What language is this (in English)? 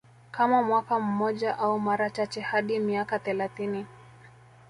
Swahili